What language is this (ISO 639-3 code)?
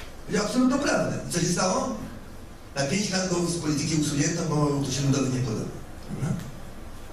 pol